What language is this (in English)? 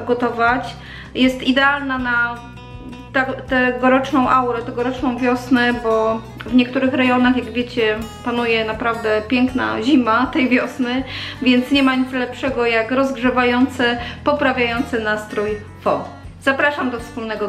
Polish